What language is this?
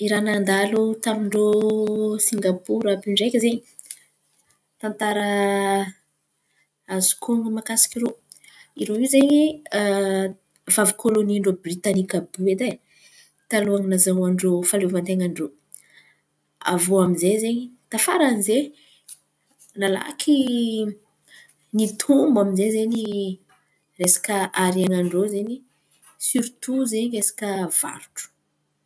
Antankarana Malagasy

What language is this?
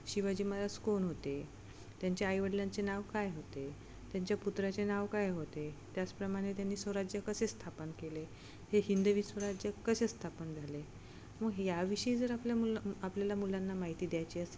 Marathi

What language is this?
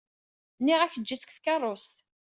Kabyle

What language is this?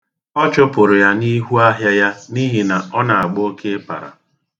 Igbo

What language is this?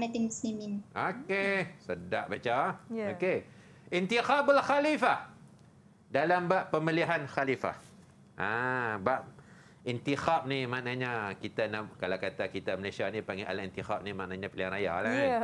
Malay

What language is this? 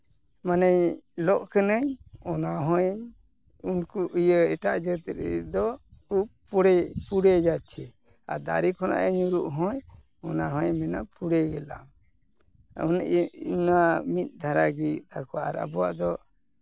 Santali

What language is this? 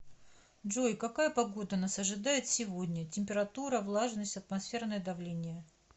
Russian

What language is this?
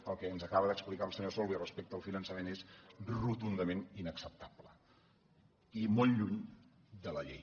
Catalan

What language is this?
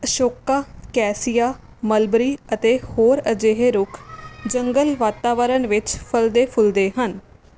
Punjabi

